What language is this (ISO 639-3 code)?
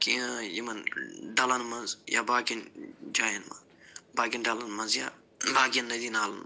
kas